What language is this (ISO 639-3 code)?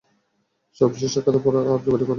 ben